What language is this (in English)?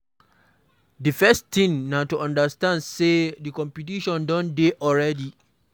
Nigerian Pidgin